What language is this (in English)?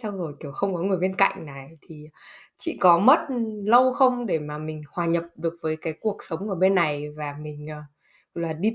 Vietnamese